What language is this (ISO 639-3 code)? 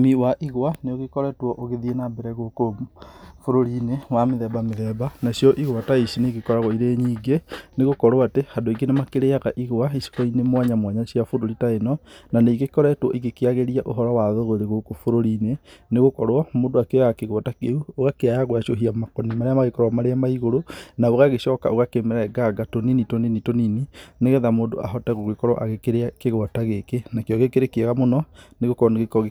kik